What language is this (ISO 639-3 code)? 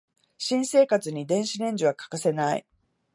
jpn